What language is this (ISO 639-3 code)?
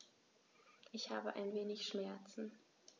deu